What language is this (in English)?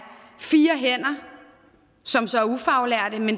Danish